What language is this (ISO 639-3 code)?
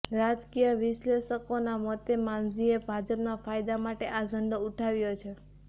guj